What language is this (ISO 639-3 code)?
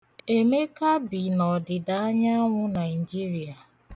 ibo